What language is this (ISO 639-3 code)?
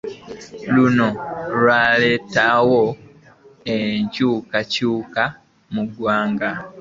lug